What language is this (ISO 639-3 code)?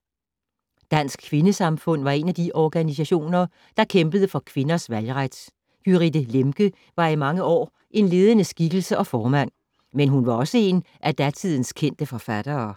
dan